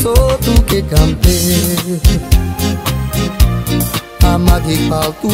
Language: Romanian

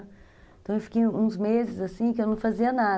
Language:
Portuguese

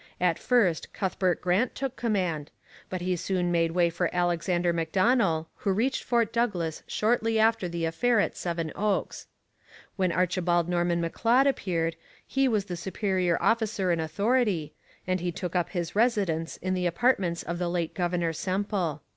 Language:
English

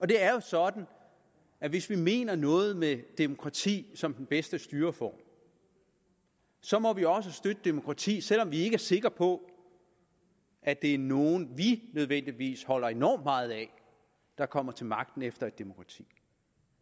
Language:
Danish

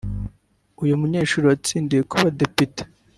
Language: Kinyarwanda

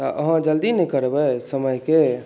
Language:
Maithili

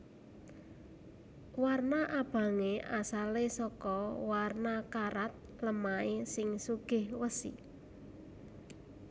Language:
Javanese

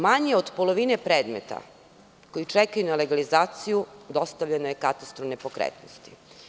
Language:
Serbian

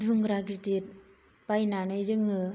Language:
Bodo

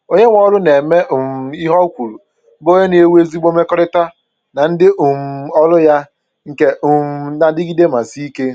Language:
Igbo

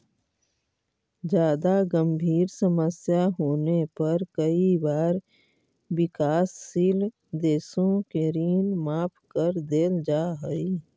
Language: Magahi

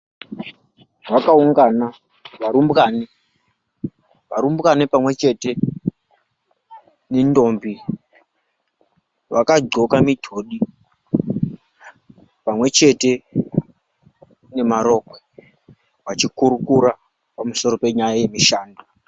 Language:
Ndau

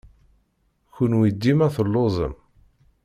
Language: Kabyle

